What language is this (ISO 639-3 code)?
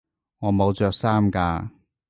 yue